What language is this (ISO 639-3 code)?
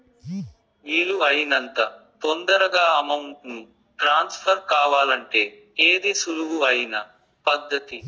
tel